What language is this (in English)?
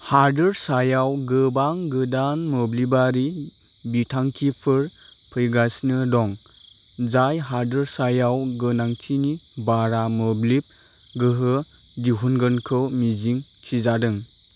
Bodo